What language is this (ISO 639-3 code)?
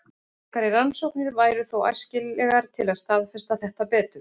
isl